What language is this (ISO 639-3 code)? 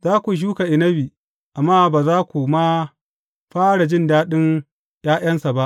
hau